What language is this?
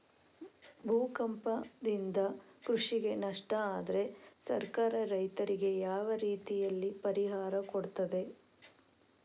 Kannada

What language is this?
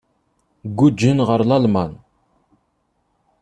Kabyle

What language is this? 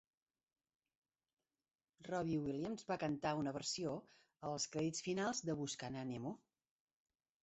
Catalan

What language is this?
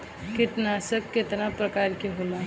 Bhojpuri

